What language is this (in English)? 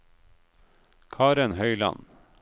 Norwegian